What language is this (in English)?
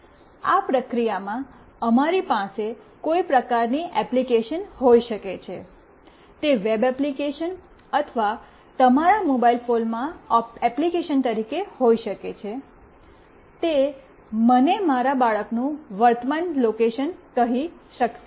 Gujarati